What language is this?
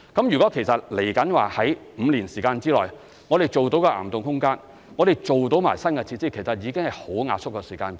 Cantonese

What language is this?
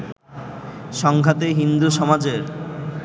Bangla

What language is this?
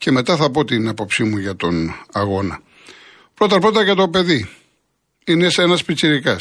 Greek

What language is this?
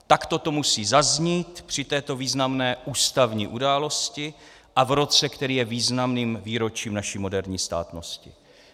Czech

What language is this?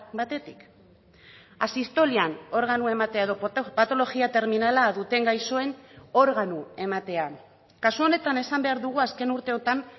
Basque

